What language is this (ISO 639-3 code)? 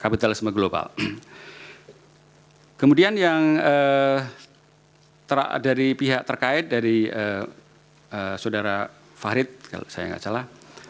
ind